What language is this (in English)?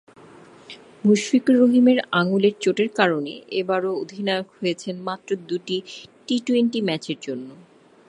Bangla